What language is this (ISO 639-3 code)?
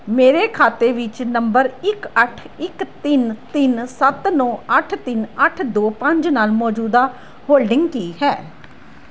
pan